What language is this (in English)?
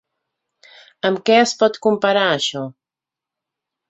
Catalan